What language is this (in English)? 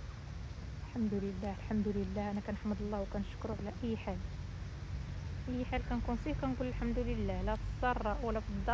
Arabic